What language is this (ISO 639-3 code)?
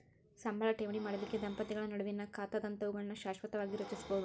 kan